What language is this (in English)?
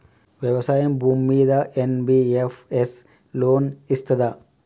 Telugu